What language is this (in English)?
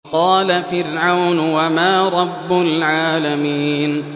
Arabic